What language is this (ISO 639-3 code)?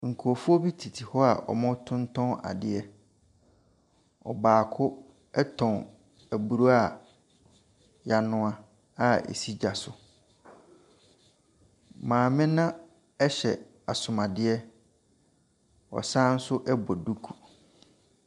aka